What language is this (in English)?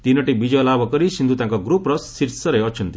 Odia